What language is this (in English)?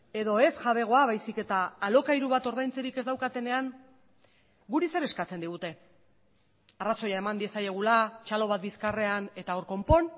Basque